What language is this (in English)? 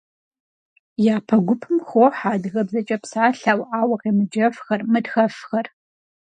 Kabardian